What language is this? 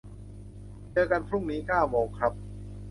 Thai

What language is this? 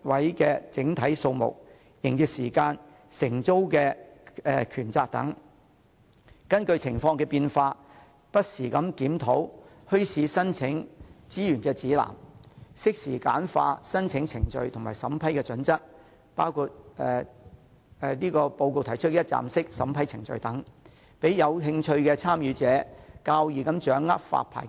Cantonese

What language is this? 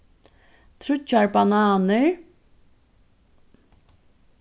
Faroese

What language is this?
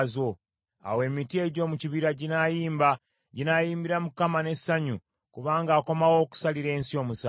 Ganda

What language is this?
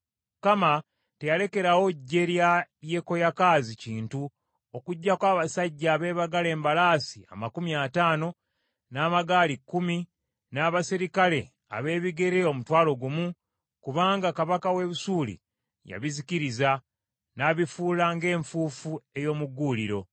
Ganda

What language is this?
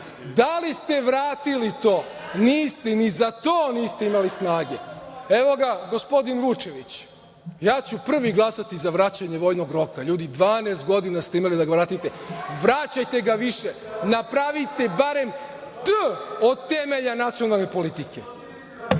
Serbian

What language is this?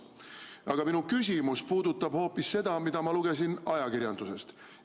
Estonian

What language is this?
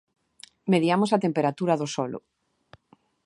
Galician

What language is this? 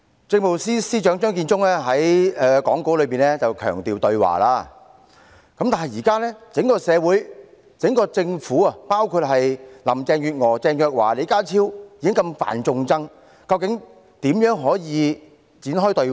Cantonese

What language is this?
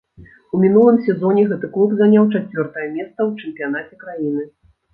Belarusian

